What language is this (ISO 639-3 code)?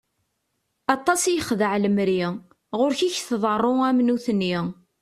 kab